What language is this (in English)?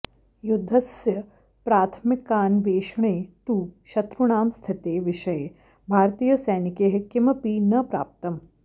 Sanskrit